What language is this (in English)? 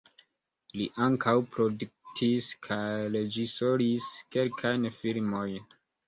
Esperanto